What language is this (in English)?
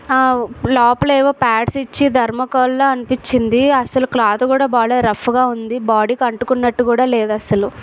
Telugu